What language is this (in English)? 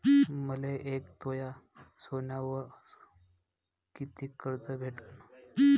Marathi